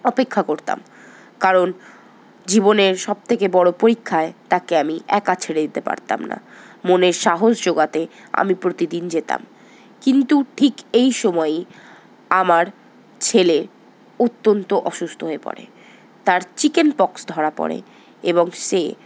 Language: Bangla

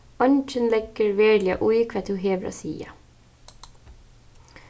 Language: Faroese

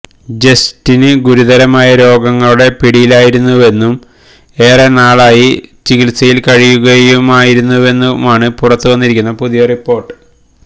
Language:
Malayalam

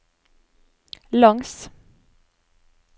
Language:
Norwegian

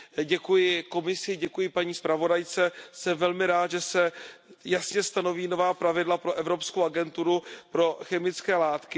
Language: Czech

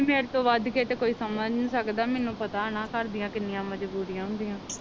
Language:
Punjabi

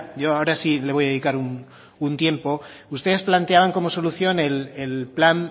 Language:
Spanish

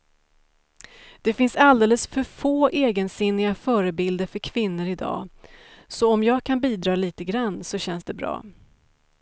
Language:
Swedish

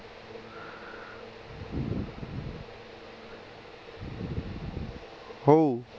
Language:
Punjabi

